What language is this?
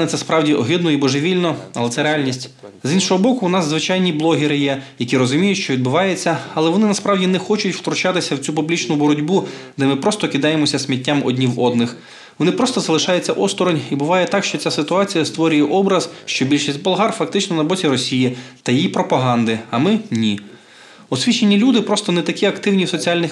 Ukrainian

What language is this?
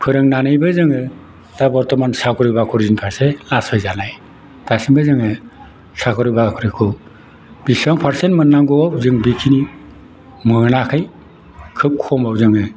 Bodo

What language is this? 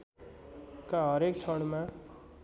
Nepali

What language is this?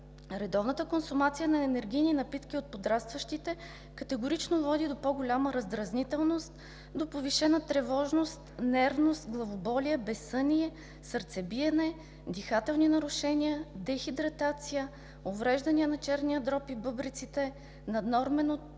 Bulgarian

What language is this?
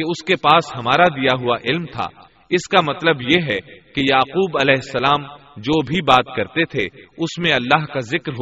Urdu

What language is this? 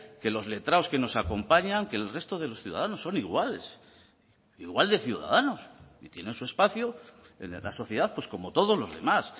Spanish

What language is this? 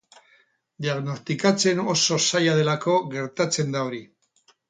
Basque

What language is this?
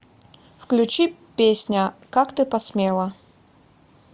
Russian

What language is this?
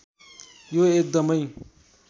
Nepali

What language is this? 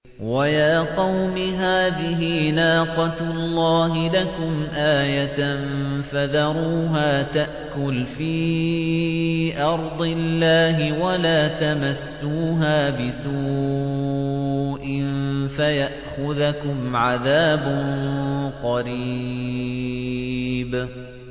Arabic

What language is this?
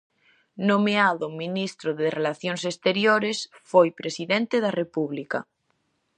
Galician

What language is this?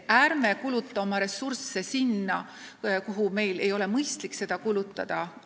Estonian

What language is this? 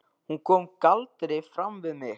Icelandic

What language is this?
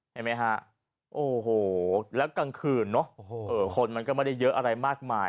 Thai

